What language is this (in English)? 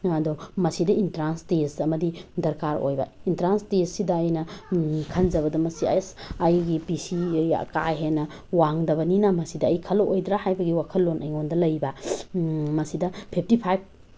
Manipuri